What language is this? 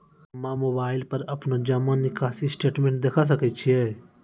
Maithili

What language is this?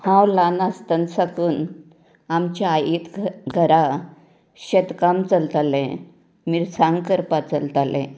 Konkani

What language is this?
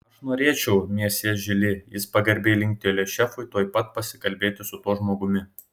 Lithuanian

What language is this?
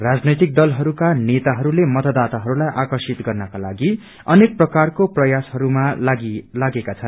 Nepali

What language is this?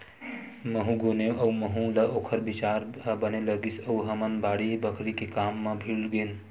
Chhattisgarhi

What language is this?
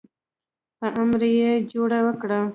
Pashto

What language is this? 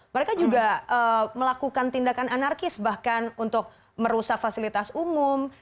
Indonesian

